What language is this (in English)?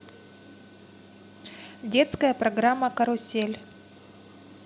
Russian